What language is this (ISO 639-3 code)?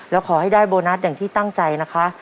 tha